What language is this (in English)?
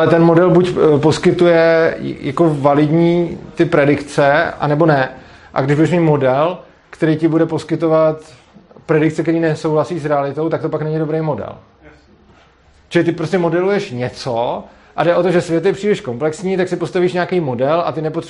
Czech